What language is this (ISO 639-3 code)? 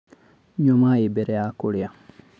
kik